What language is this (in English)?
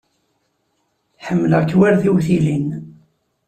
Kabyle